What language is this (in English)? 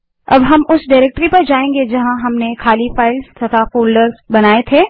Hindi